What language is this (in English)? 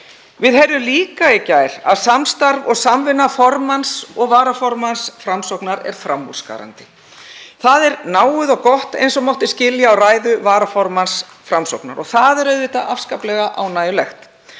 Icelandic